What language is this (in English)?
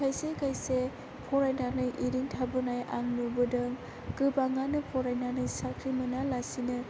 Bodo